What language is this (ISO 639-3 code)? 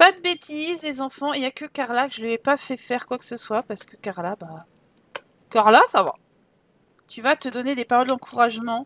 fra